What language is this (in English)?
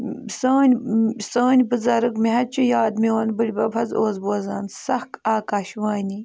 Kashmiri